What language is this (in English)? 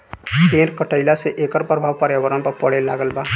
Bhojpuri